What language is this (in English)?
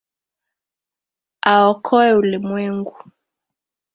Swahili